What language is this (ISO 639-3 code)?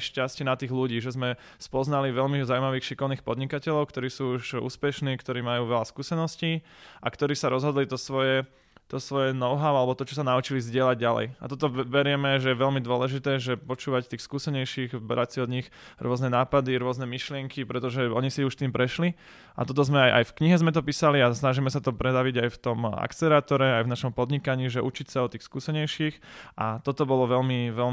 slk